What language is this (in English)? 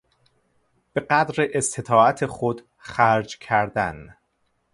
Persian